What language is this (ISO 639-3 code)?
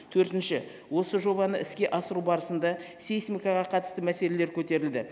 kaz